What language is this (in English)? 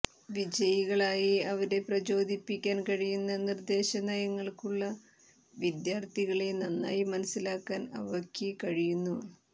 Malayalam